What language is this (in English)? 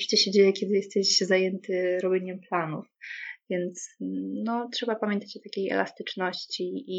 Polish